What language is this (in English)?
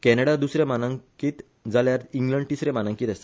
Konkani